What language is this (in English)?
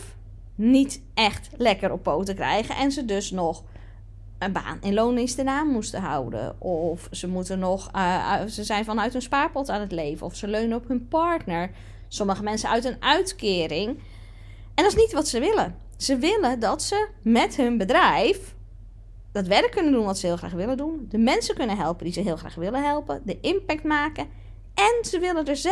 Dutch